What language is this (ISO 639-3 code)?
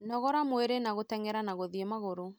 kik